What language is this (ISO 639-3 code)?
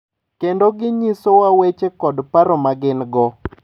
luo